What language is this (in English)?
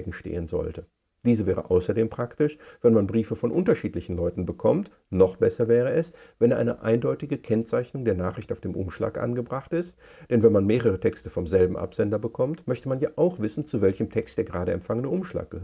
German